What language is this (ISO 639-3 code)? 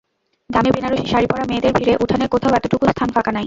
ben